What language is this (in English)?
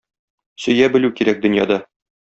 Tatar